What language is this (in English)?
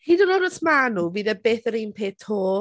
Welsh